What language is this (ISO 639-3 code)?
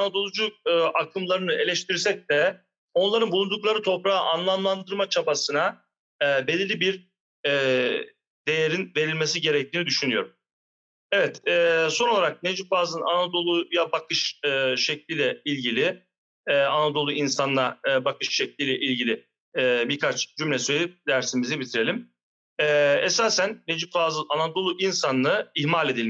tur